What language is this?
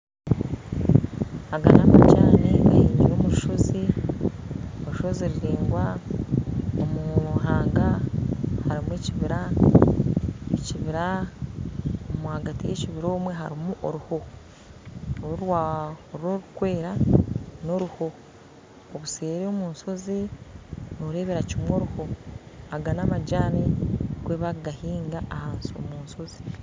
Nyankole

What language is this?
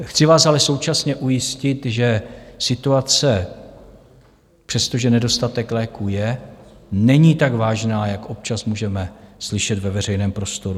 Czech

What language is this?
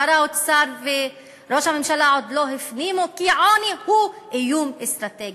Hebrew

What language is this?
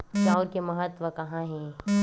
Chhattisgarhi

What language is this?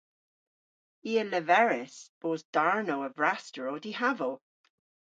Cornish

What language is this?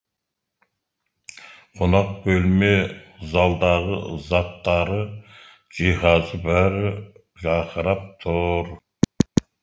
Kazakh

